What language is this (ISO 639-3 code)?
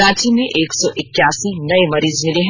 hin